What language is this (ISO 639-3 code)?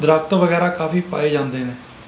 pan